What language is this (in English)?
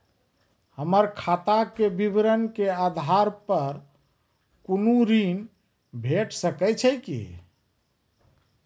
Maithili